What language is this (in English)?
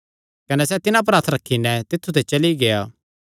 Kangri